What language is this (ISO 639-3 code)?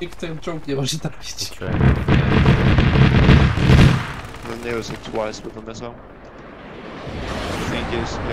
pol